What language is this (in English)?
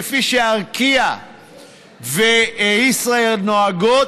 Hebrew